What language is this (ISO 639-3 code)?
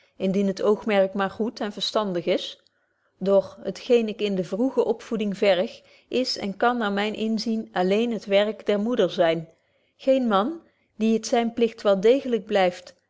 nld